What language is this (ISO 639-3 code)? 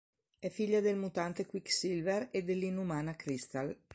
ita